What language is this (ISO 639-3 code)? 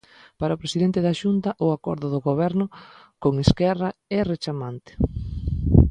glg